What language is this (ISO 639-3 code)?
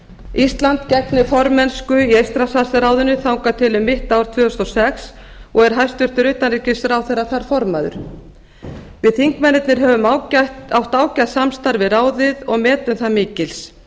isl